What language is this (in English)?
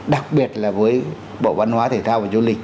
Vietnamese